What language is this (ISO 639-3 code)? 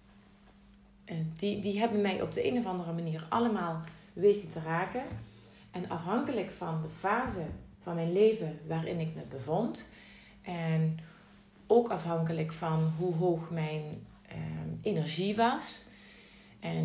nld